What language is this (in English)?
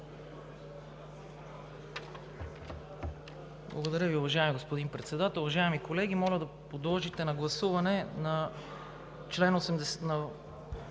Bulgarian